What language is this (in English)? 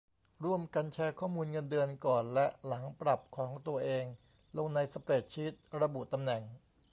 Thai